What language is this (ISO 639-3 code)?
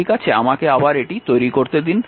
ben